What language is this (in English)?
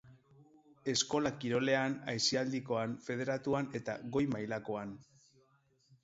Basque